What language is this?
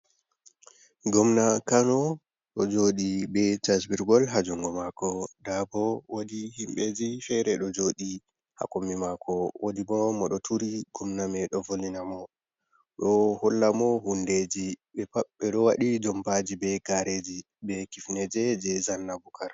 Fula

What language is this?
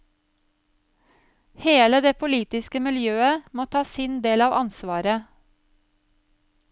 Norwegian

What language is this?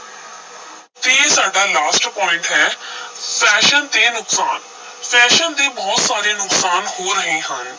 Punjabi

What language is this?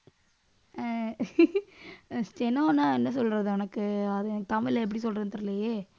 Tamil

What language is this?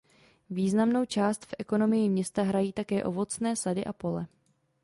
Czech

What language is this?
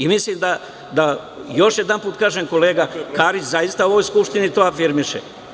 Serbian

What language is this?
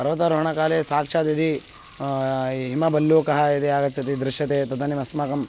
Sanskrit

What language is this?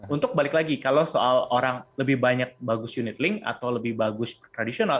Indonesian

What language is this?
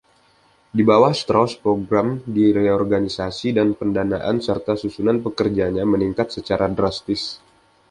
Indonesian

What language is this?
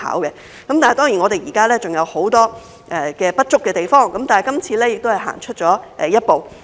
Cantonese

